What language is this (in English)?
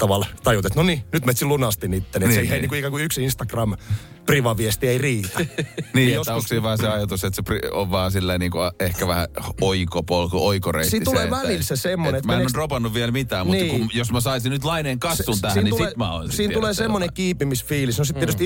Finnish